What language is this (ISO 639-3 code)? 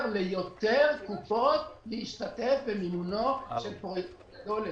heb